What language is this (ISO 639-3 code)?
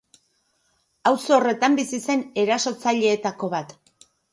eus